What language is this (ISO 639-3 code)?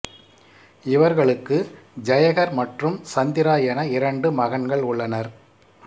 tam